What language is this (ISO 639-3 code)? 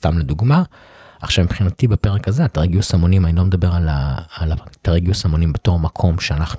heb